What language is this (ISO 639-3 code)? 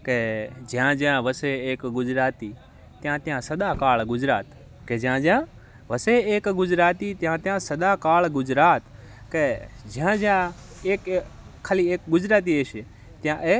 guj